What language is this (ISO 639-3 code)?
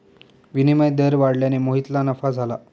mar